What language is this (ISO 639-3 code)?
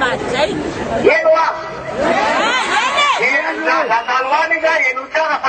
ara